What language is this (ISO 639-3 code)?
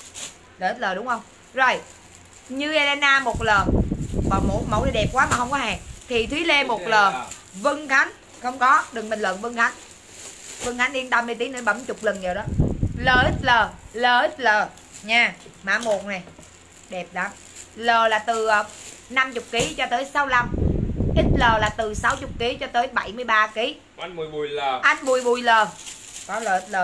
vie